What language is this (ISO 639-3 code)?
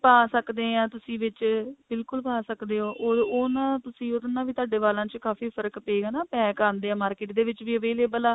pan